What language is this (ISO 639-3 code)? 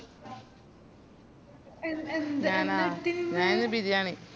mal